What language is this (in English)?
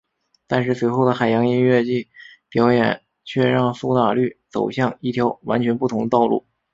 Chinese